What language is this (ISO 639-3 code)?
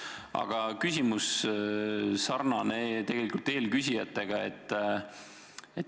est